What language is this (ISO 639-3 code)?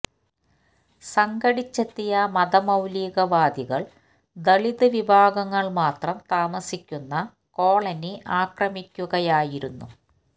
mal